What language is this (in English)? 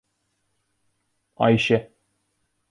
Turkish